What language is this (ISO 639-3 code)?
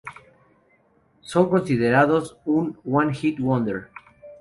spa